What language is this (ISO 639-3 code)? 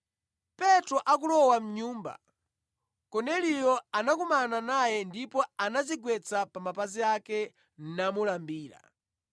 nya